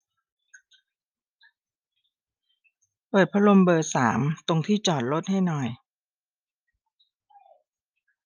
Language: Thai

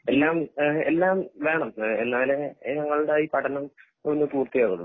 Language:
Malayalam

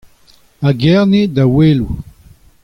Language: Breton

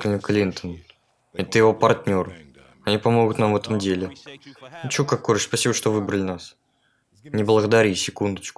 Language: Russian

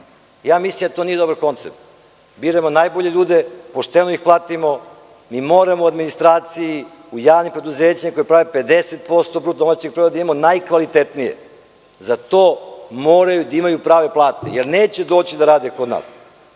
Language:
Serbian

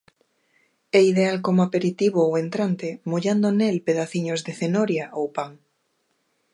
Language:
Galician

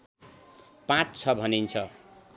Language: Nepali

